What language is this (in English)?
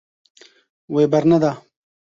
Kurdish